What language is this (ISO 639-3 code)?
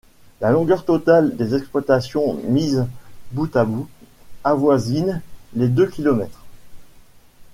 fra